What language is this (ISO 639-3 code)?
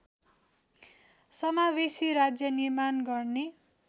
nep